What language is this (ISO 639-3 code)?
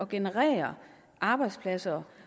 dan